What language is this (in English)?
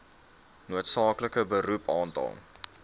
Afrikaans